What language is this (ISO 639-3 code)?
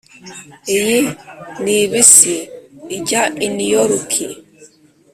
kin